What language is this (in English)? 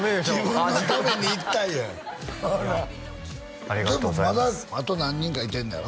Japanese